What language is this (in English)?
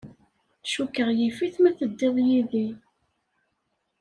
Kabyle